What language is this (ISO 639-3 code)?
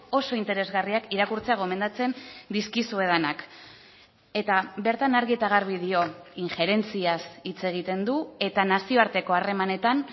eus